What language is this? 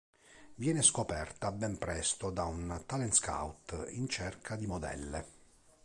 Italian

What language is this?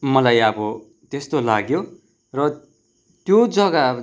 Nepali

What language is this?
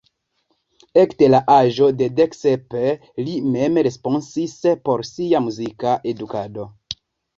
Esperanto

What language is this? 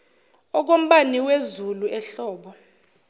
Zulu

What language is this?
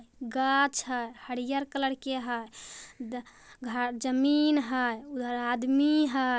Magahi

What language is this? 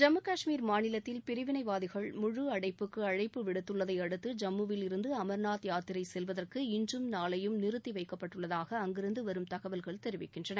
Tamil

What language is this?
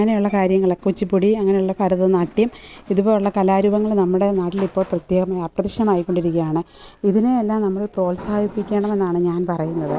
Malayalam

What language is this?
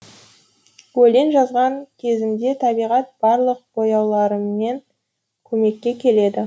Kazakh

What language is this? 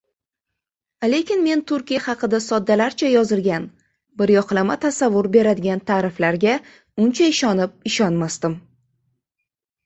Uzbek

